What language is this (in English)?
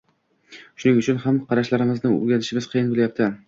Uzbek